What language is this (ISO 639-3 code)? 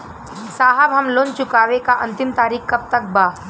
bho